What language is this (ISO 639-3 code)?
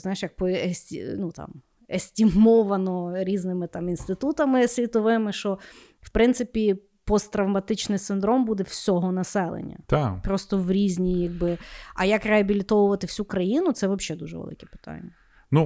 ukr